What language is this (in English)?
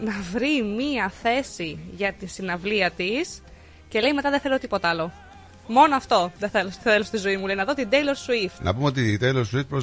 Greek